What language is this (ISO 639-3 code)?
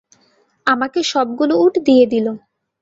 ben